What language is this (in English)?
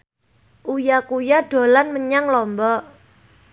Javanese